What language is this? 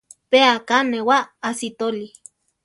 Central Tarahumara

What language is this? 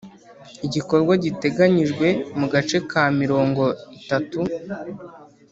Kinyarwanda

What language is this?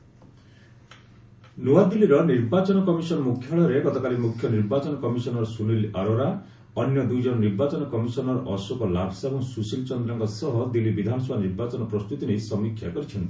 Odia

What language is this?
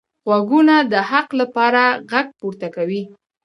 Pashto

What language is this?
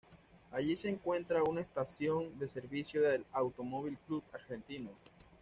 Spanish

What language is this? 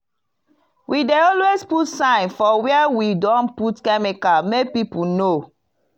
Nigerian Pidgin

